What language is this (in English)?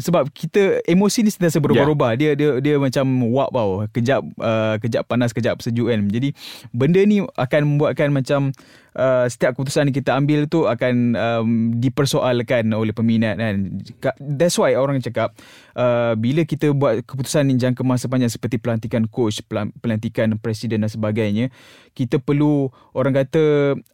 Malay